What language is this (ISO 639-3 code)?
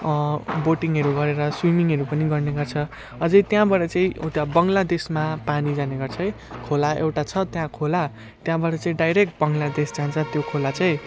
nep